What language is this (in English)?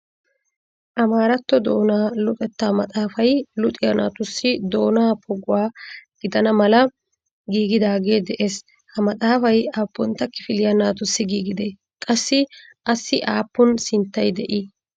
Wolaytta